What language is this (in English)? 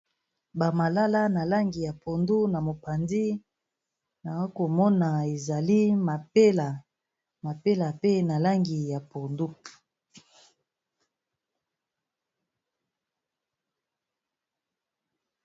Lingala